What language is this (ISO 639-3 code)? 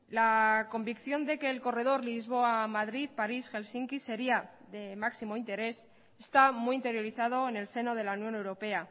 spa